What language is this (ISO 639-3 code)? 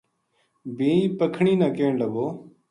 gju